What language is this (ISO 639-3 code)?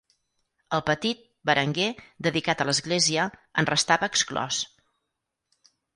cat